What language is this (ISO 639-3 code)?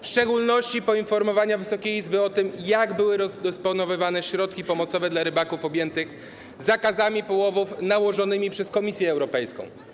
pol